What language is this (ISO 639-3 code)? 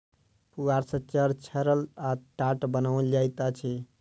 mai